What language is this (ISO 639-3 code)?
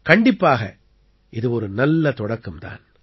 tam